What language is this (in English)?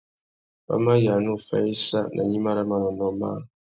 Tuki